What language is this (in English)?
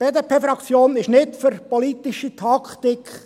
Swiss German